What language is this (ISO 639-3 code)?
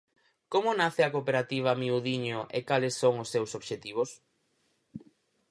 glg